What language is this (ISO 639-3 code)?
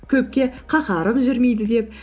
kaz